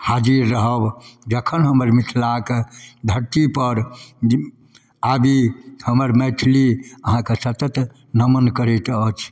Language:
Maithili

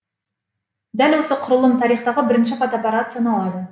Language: Kazakh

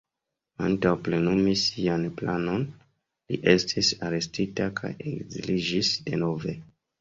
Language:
Esperanto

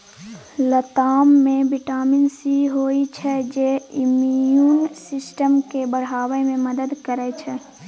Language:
Maithili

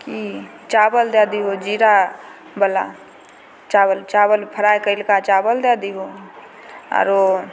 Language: Maithili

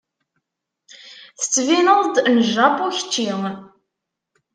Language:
Kabyle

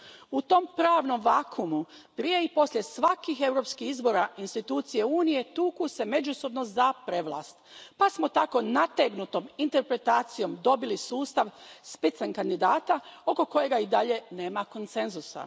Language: Croatian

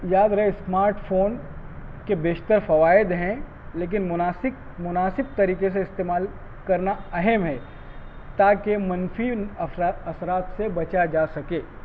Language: Urdu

